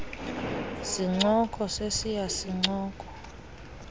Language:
Xhosa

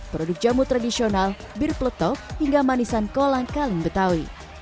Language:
Indonesian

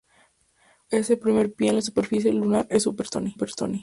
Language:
Spanish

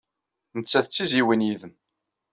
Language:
Kabyle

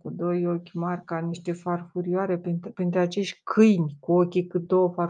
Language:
Romanian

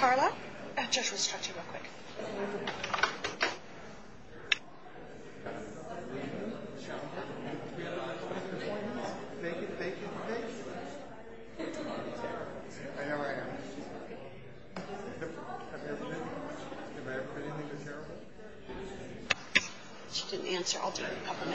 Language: English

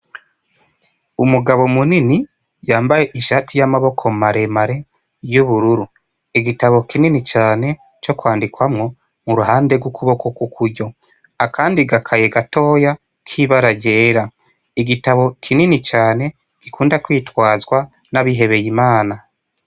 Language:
Rundi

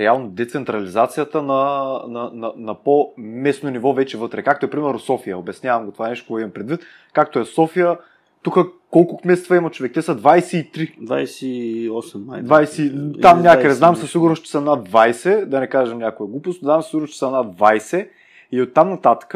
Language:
Bulgarian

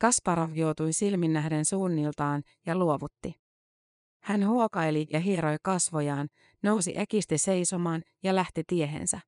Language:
Finnish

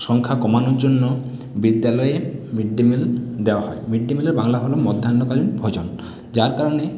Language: Bangla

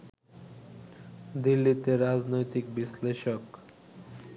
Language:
Bangla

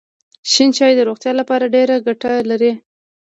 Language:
Pashto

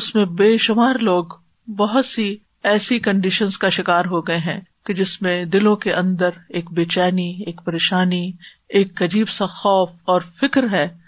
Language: Urdu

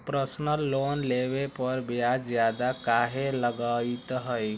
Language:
Magahi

